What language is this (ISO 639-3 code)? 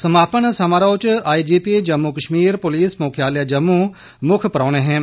doi